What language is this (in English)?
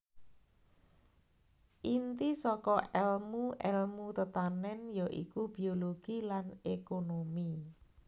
Javanese